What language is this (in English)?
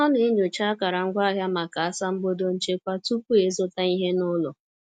Igbo